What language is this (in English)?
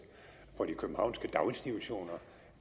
Danish